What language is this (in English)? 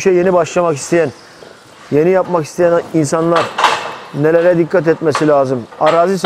Turkish